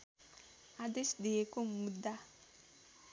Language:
Nepali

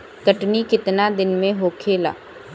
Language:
Bhojpuri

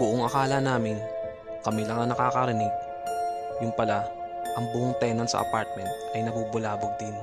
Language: Filipino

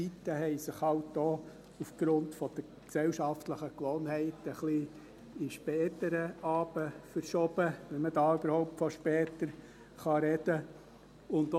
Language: Swiss German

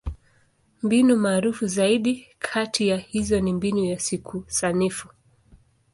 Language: Swahili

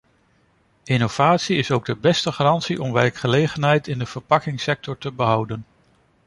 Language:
Dutch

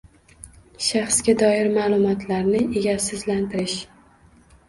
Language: Uzbek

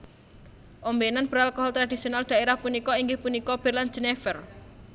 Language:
Javanese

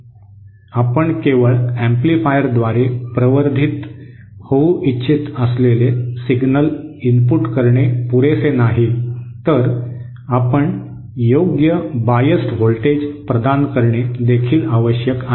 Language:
Marathi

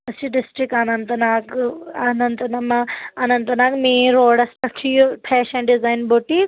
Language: Kashmiri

